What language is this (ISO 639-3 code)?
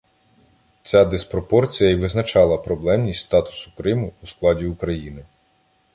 ukr